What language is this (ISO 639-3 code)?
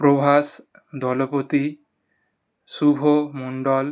ben